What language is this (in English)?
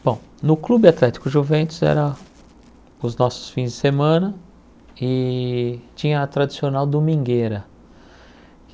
Portuguese